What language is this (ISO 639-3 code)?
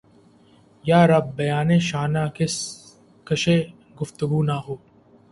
urd